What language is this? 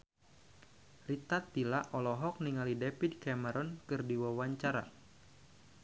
Sundanese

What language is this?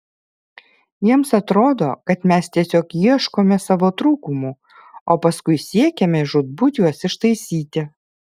Lithuanian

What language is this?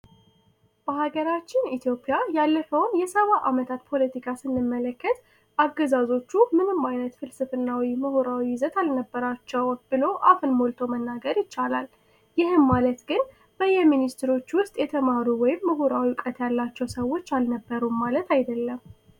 Amharic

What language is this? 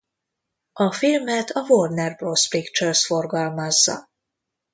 Hungarian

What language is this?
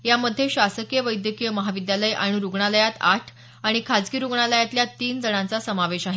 Marathi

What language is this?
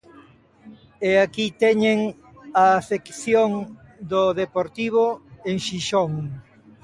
Galician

